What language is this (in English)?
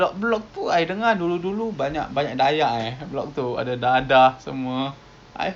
English